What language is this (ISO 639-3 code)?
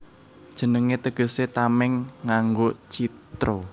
jav